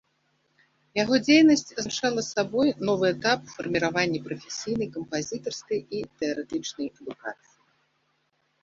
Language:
Belarusian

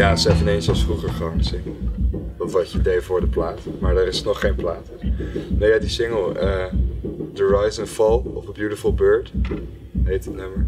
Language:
Dutch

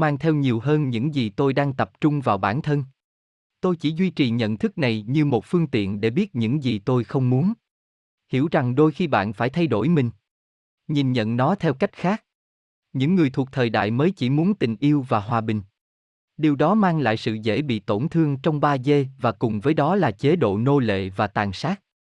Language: Vietnamese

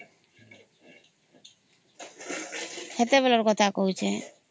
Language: Odia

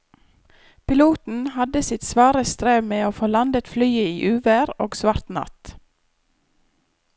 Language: Norwegian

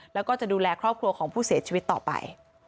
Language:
Thai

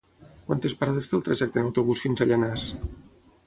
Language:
Catalan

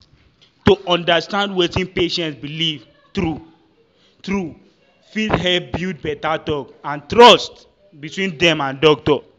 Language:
Nigerian Pidgin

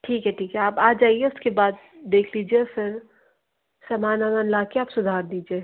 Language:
Hindi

